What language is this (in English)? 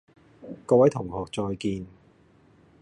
Cantonese